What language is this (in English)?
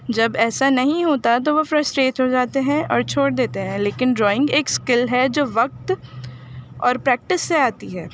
Urdu